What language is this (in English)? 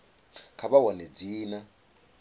Venda